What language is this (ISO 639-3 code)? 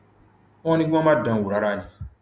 yor